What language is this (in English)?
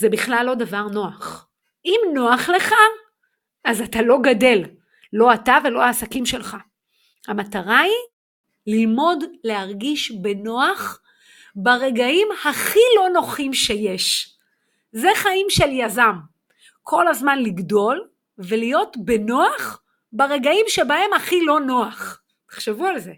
Hebrew